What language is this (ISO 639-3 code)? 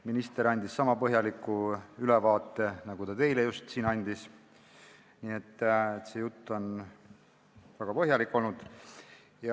est